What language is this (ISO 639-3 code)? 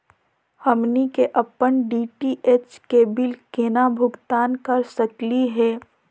mag